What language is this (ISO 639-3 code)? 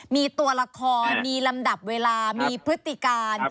tha